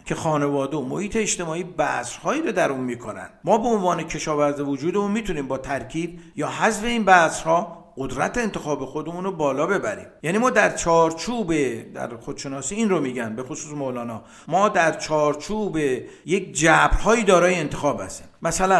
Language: Persian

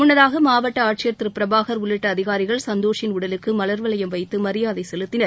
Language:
Tamil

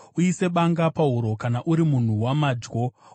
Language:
Shona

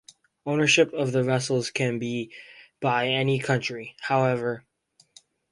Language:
English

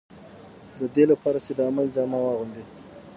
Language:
Pashto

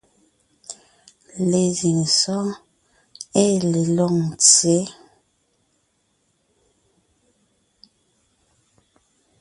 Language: Ngiemboon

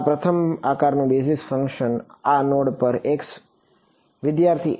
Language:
Gujarati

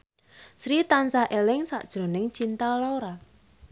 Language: Javanese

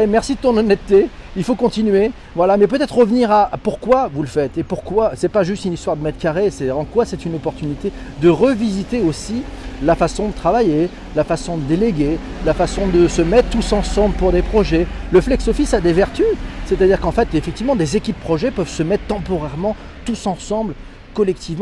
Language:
French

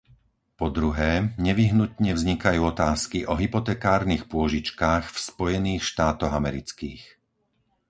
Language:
Slovak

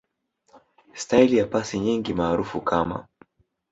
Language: Swahili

